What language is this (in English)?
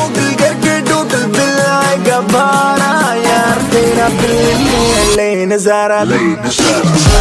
Portuguese